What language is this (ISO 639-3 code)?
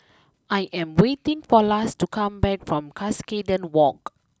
eng